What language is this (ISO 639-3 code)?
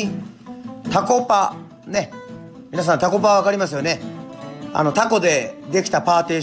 jpn